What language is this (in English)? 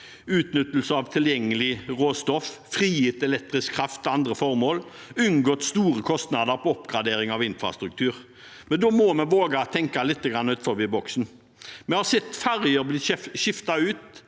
Norwegian